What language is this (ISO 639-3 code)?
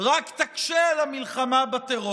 heb